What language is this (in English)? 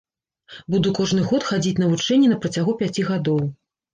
Belarusian